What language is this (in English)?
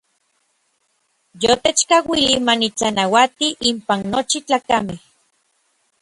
Orizaba Nahuatl